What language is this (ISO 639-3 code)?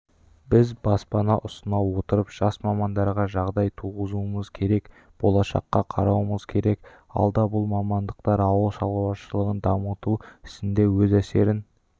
kaz